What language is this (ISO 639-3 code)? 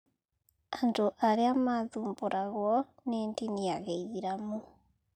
kik